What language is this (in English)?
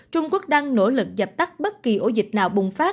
Vietnamese